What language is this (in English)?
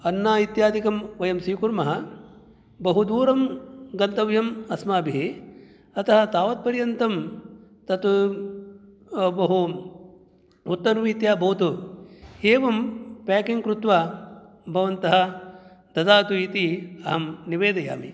Sanskrit